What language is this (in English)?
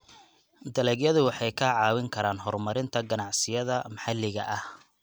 Somali